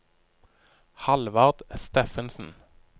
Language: Norwegian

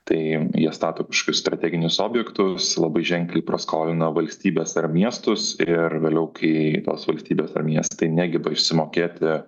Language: Lithuanian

